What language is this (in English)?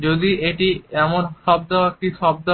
Bangla